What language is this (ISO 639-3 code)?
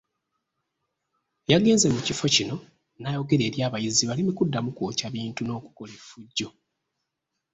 lug